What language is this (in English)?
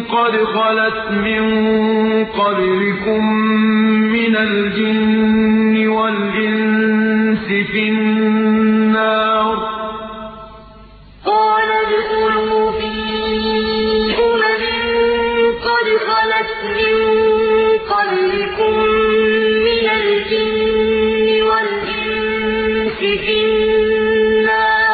Arabic